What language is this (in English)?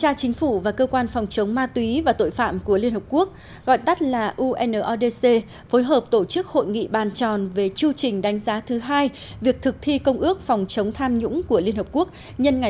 Vietnamese